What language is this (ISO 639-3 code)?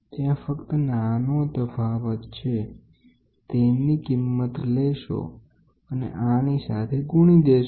guj